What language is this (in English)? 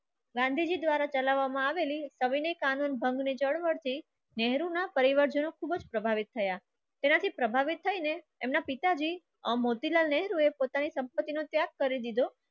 Gujarati